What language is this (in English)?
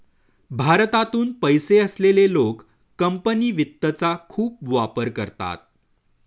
Marathi